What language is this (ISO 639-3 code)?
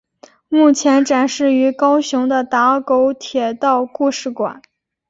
zho